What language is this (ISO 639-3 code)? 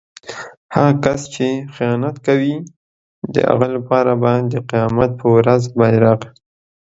pus